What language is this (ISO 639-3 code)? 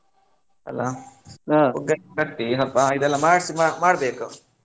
kan